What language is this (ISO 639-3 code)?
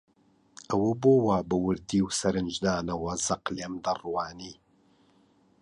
ckb